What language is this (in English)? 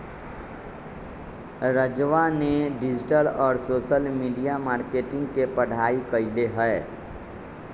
Magahi